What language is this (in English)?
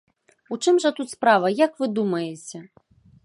Belarusian